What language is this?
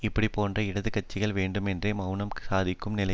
Tamil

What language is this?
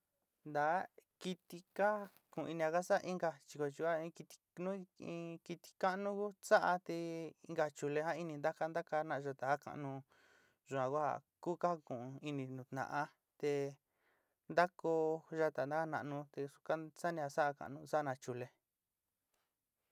Sinicahua Mixtec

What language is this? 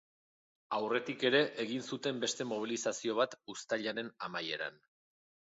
Basque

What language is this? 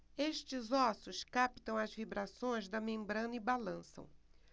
Portuguese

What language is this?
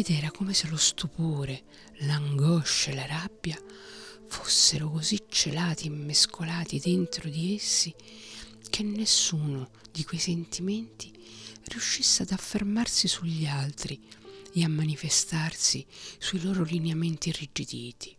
Italian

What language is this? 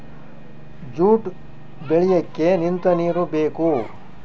Kannada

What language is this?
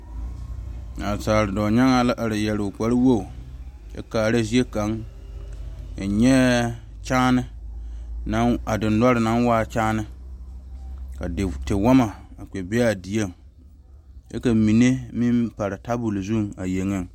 Southern Dagaare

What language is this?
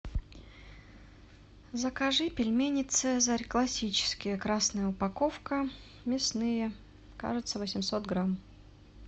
Russian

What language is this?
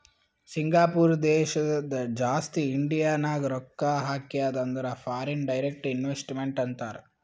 Kannada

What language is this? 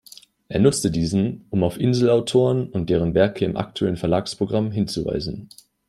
German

